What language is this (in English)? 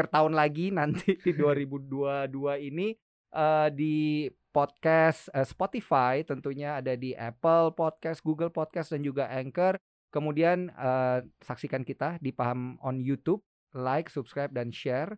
Indonesian